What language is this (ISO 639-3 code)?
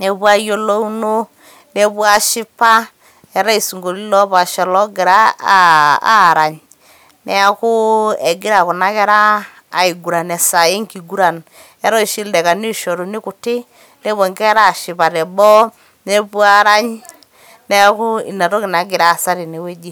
mas